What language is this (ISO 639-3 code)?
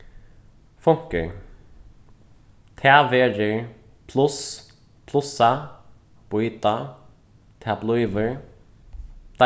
fao